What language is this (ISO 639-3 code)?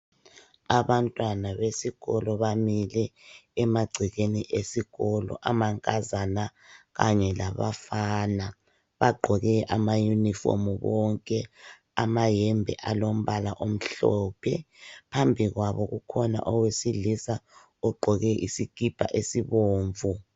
nde